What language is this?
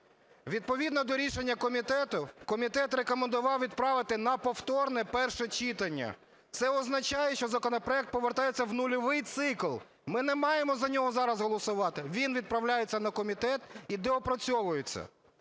Ukrainian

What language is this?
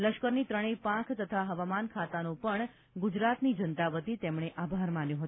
Gujarati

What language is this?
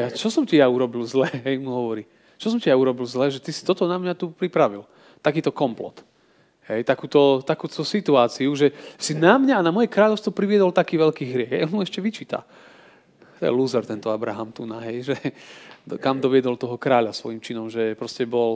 Slovak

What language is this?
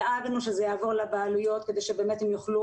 Hebrew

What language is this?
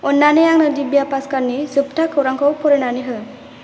Bodo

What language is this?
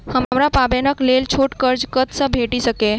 Maithili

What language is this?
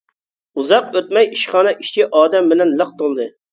Uyghur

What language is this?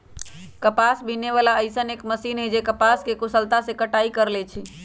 Magahi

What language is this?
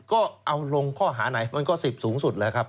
Thai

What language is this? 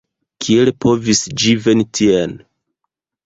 Esperanto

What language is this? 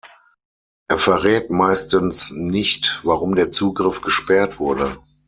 German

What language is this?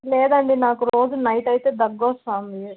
Telugu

